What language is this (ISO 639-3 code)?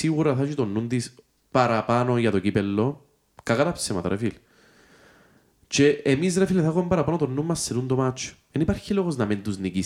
ell